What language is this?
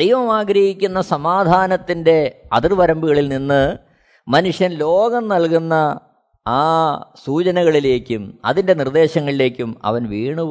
Malayalam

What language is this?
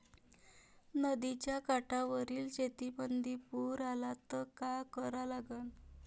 Marathi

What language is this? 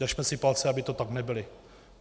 Czech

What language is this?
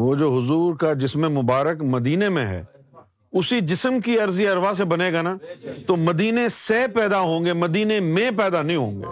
Urdu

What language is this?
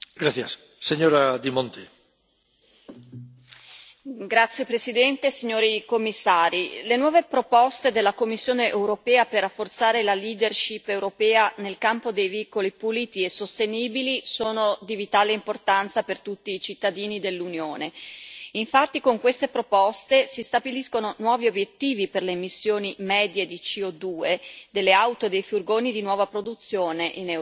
Italian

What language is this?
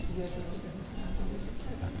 Wolof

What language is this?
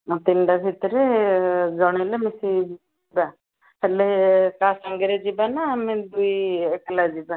Odia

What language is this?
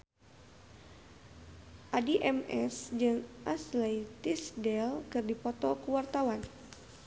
Sundanese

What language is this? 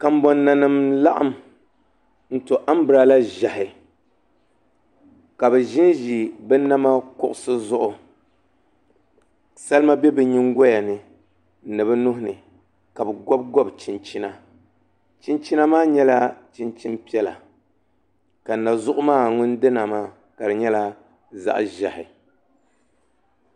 Dagbani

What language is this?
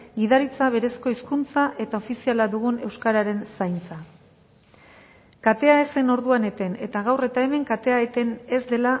Basque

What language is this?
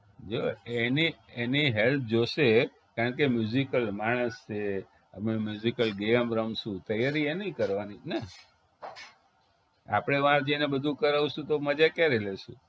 Gujarati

